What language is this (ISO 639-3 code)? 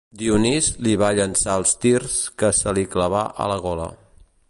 cat